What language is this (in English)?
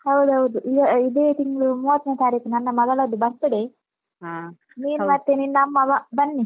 Kannada